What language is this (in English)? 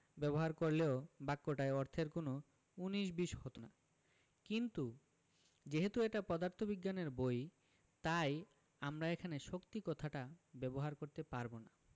Bangla